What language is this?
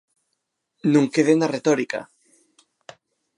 Galician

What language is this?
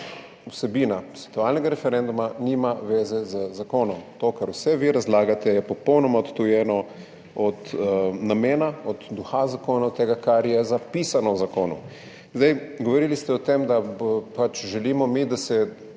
Slovenian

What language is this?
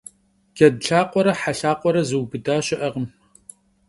Kabardian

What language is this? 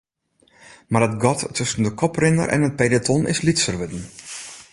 Western Frisian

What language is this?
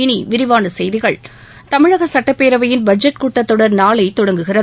Tamil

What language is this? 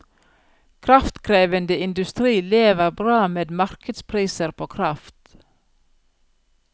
Norwegian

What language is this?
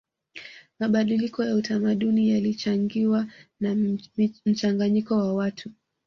Swahili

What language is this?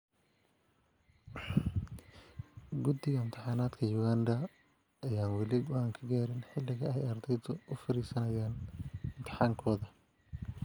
Somali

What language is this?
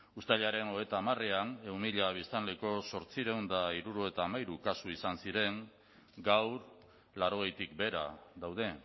Basque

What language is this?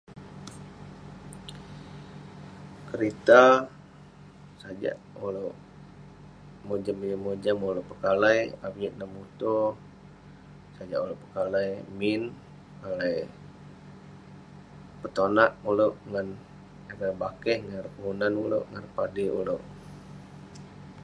Western Penan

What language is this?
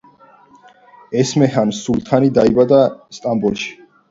Georgian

